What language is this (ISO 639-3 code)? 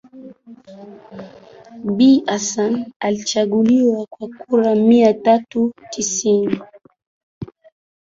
swa